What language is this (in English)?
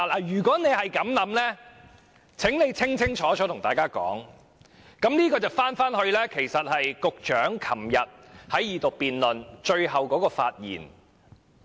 Cantonese